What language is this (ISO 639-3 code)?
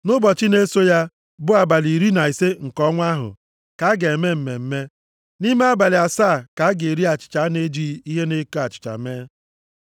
ibo